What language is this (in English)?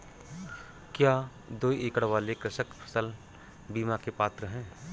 Hindi